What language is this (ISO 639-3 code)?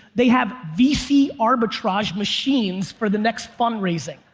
eng